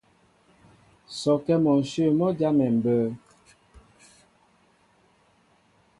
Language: Mbo (Cameroon)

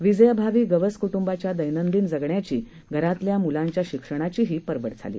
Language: Marathi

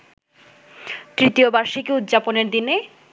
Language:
Bangla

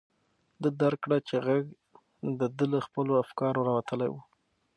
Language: Pashto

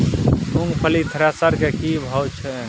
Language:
Maithili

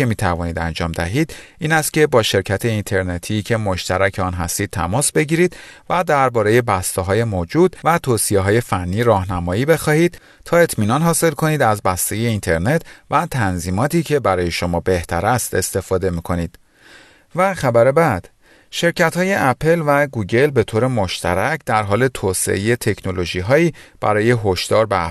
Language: Persian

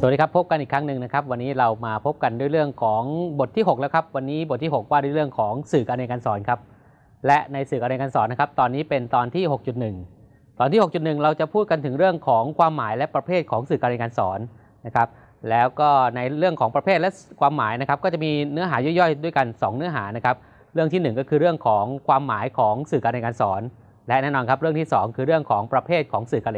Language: Thai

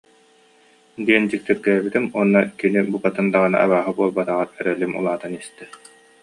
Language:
Yakut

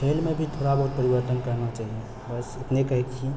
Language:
Maithili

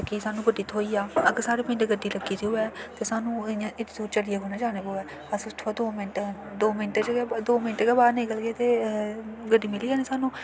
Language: Dogri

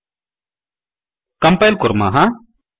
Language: Sanskrit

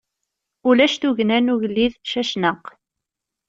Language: Kabyle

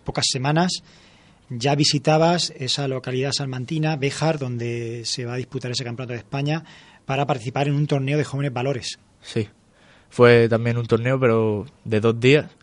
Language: Spanish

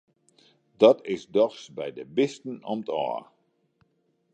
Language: Western Frisian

